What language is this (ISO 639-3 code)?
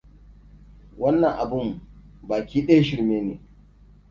hau